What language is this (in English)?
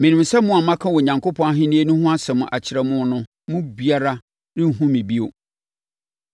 Akan